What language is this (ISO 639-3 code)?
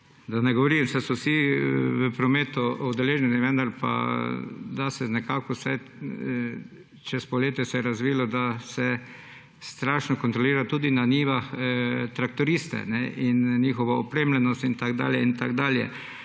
slv